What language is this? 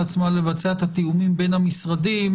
Hebrew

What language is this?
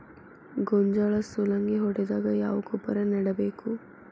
Kannada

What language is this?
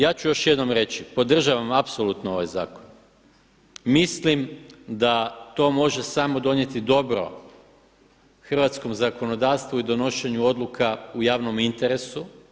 Croatian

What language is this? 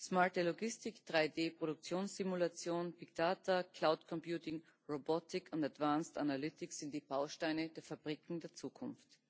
German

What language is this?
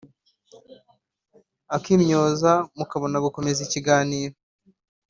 Kinyarwanda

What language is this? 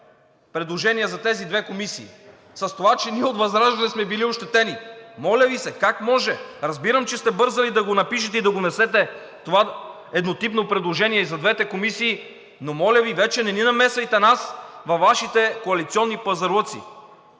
Bulgarian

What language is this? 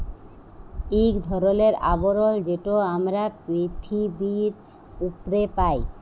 Bangla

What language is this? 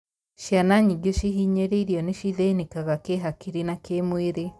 Kikuyu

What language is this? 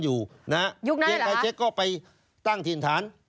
Thai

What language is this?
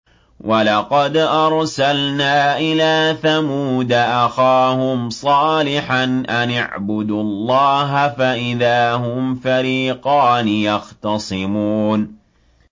Arabic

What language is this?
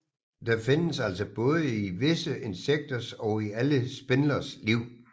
Danish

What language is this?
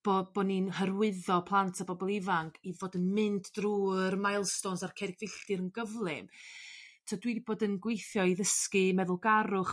Welsh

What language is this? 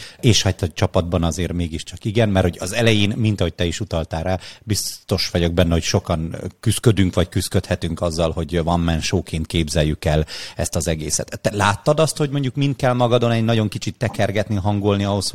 Hungarian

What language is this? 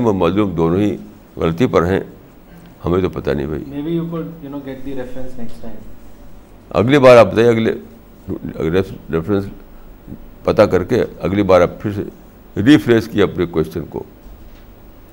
Urdu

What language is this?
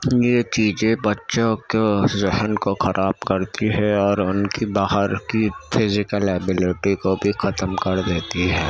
Urdu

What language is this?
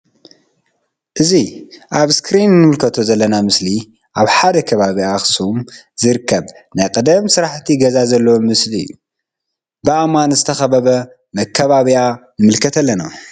Tigrinya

